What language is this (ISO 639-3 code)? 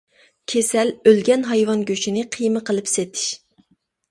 uig